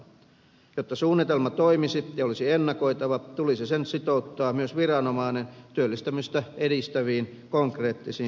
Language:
Finnish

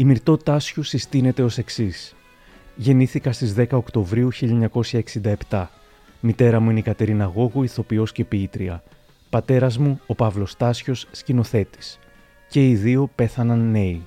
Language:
Greek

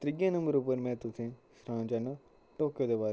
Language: Dogri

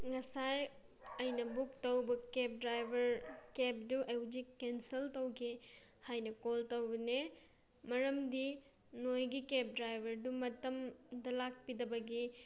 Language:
Manipuri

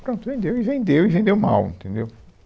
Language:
Portuguese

